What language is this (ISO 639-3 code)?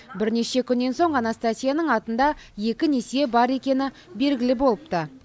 kaz